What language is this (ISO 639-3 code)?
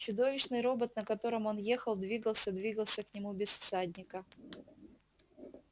rus